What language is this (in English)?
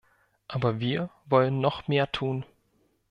German